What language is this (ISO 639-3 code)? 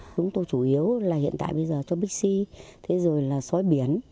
vie